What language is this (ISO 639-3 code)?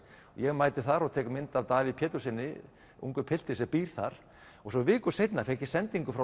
isl